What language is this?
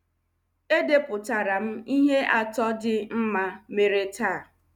Igbo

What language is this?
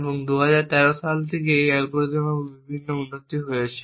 Bangla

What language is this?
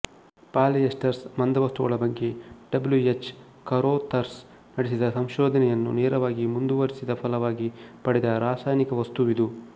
Kannada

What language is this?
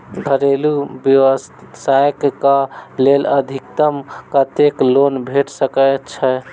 Maithili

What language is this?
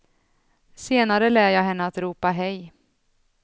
Swedish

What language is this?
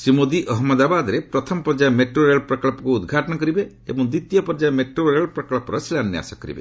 Odia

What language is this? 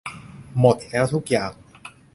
Thai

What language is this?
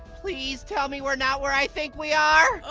English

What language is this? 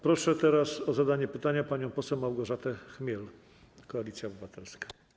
Polish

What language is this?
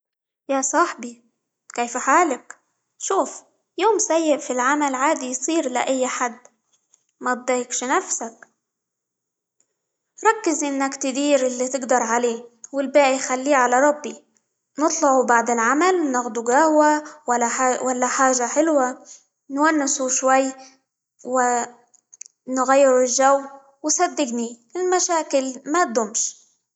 Libyan Arabic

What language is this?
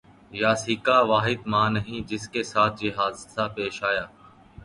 Urdu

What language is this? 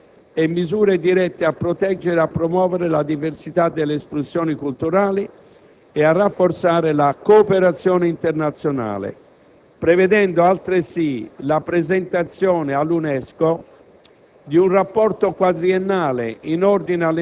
Italian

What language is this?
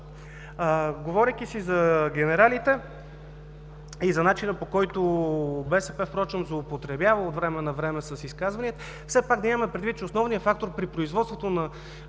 Bulgarian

